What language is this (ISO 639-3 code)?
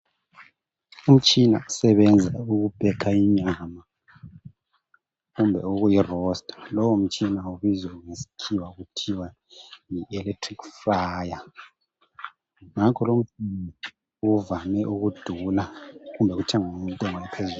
nde